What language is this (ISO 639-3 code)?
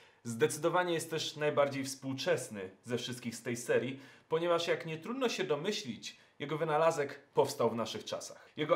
pol